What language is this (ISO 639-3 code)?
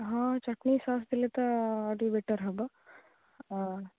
ori